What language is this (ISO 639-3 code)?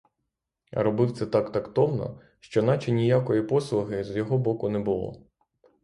ukr